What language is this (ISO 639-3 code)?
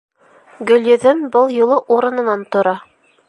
bak